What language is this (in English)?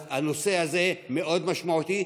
Hebrew